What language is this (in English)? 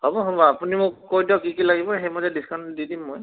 Assamese